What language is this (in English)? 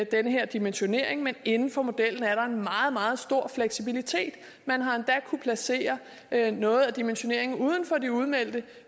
Danish